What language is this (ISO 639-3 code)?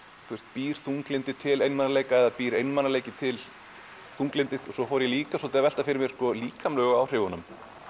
isl